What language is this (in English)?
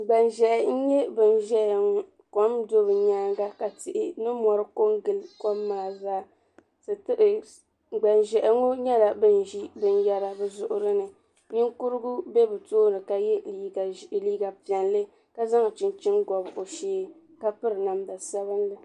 Dagbani